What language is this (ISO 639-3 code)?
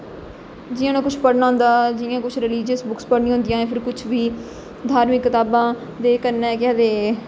doi